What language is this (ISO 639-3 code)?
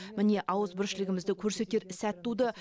kaz